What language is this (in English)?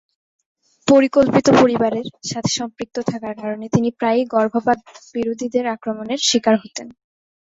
Bangla